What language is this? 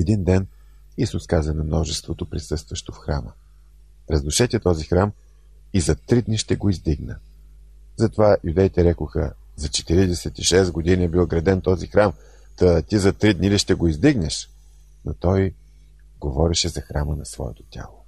Bulgarian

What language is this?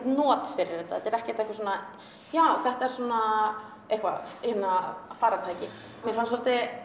Icelandic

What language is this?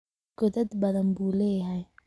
Somali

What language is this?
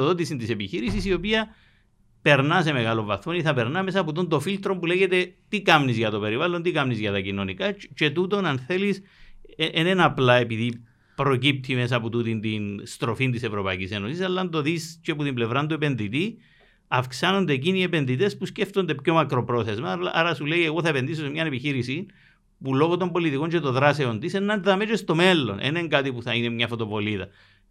Greek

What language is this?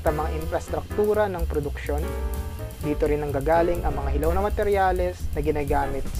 Filipino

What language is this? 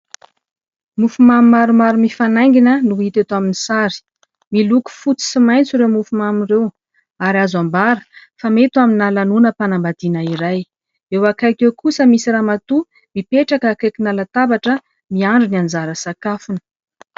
Malagasy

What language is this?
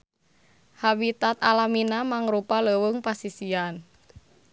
Sundanese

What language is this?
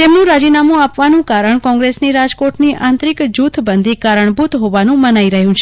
Gujarati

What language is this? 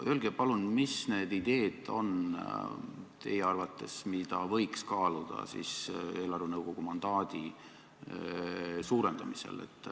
Estonian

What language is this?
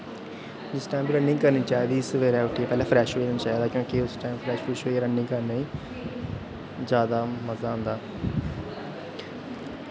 Dogri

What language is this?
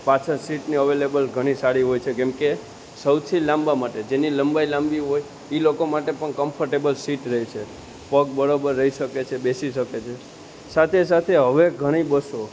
Gujarati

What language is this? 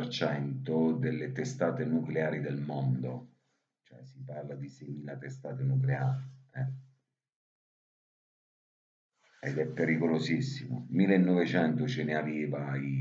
Italian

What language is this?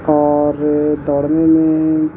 Urdu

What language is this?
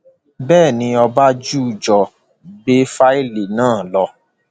Yoruba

